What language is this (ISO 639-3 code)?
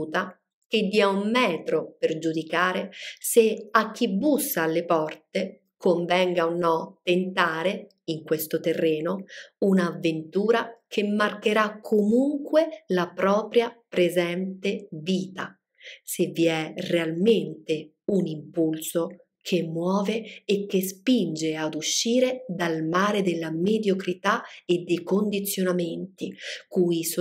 ita